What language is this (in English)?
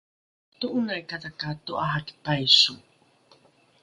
Rukai